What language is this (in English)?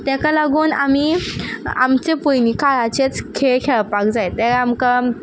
Konkani